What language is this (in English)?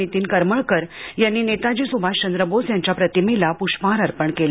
Marathi